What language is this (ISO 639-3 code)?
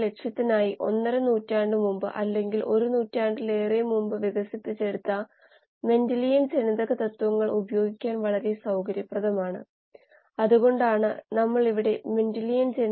mal